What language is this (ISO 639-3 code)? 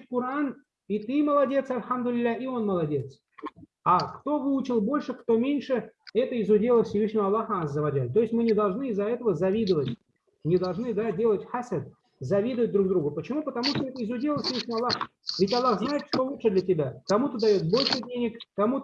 rus